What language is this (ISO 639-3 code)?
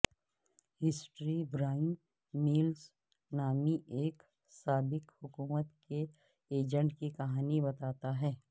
urd